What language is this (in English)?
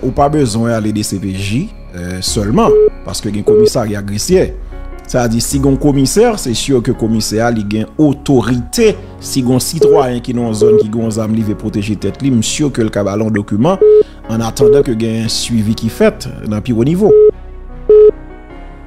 French